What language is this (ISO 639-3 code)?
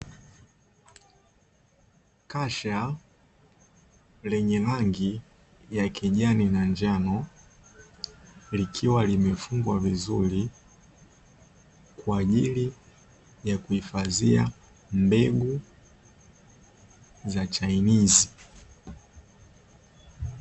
swa